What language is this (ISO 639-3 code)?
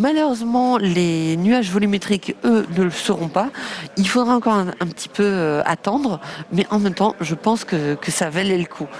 fra